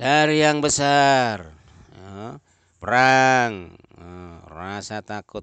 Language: Indonesian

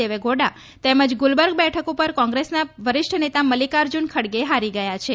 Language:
Gujarati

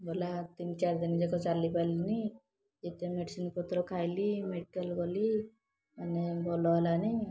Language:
Odia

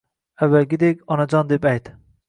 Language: Uzbek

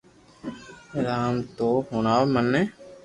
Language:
Loarki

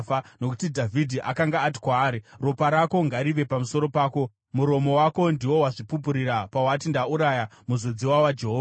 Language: Shona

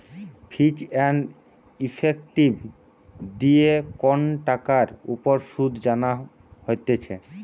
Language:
Bangla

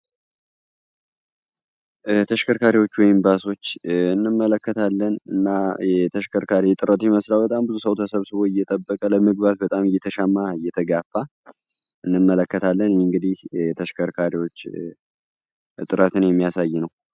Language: Amharic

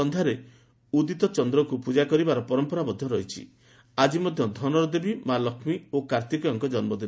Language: Odia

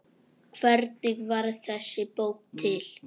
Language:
Icelandic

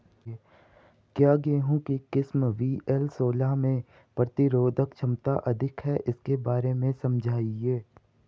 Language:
Hindi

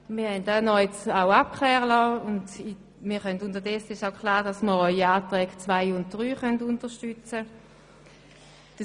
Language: Swiss German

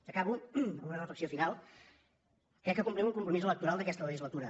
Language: Catalan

